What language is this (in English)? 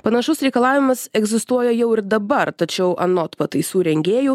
Lithuanian